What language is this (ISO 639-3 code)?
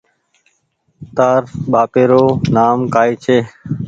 gig